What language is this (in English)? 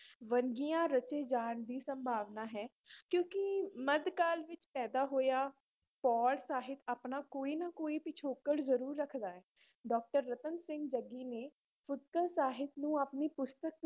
Punjabi